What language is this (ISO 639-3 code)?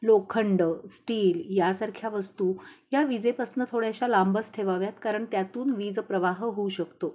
mar